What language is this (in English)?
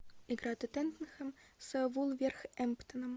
Russian